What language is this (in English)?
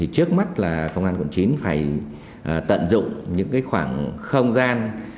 Vietnamese